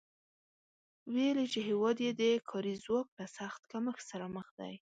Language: Pashto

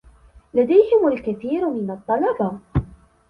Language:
Arabic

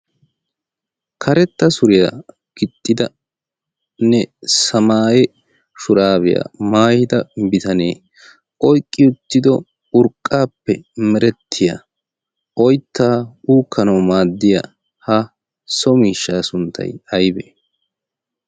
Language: Wolaytta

